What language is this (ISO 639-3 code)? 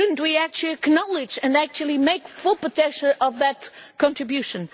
eng